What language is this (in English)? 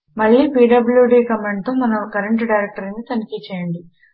Telugu